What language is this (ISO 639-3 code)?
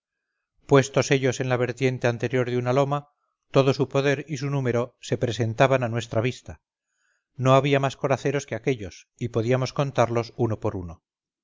spa